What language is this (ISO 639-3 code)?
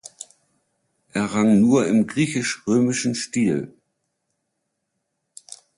deu